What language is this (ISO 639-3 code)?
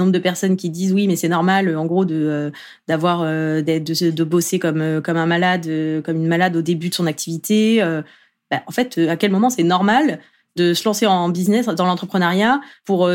fra